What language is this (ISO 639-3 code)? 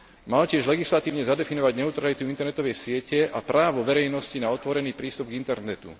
slk